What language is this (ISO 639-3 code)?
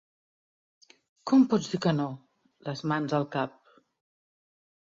cat